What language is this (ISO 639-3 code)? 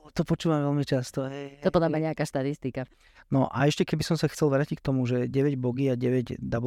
slk